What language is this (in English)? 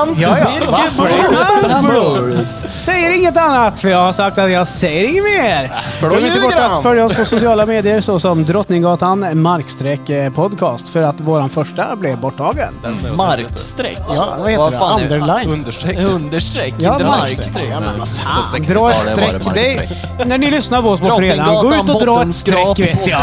Swedish